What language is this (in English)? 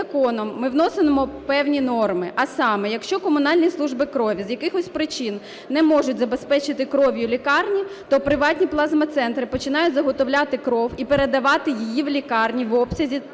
Ukrainian